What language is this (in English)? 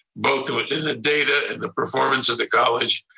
English